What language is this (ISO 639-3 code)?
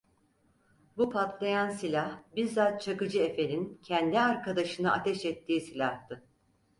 tur